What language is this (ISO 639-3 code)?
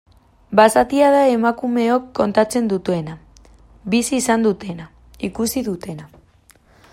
eus